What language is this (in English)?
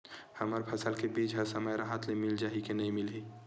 Chhattisgarhi